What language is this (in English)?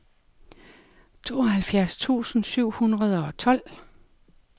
Danish